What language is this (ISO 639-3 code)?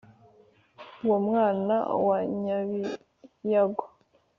kin